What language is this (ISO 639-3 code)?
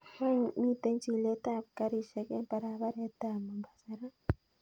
kln